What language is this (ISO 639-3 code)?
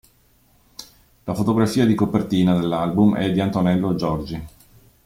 ita